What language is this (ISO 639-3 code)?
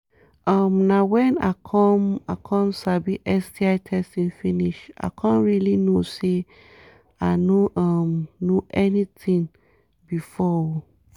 pcm